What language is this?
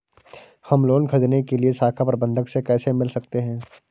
Hindi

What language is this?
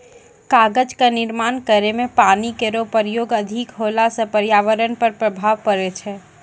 Maithili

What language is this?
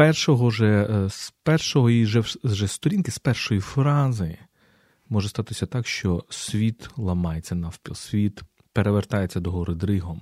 Ukrainian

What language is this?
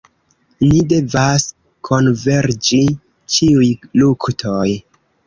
Esperanto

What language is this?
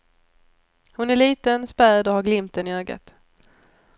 Swedish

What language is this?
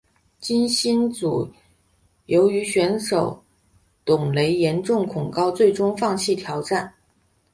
Chinese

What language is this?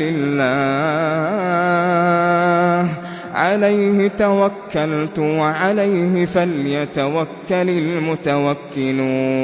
Arabic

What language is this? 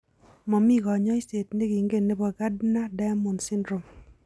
Kalenjin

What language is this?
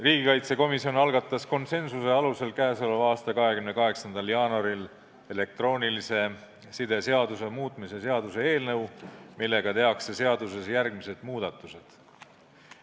Estonian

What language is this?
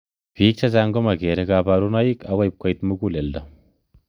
Kalenjin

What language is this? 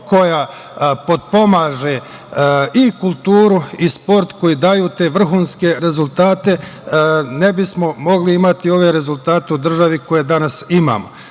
Serbian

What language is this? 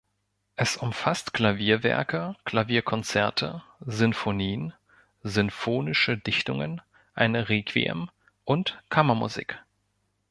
German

